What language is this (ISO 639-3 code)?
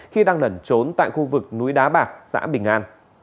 vie